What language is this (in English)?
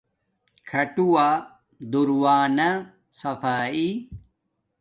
Domaaki